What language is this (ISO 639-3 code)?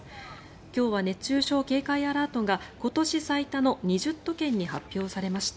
jpn